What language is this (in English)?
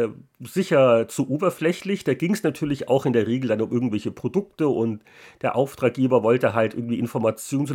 German